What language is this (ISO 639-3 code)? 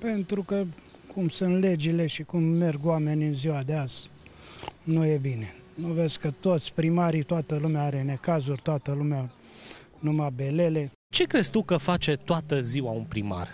ron